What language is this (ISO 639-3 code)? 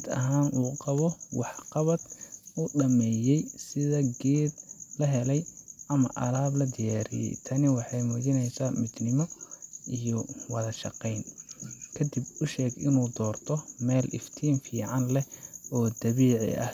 som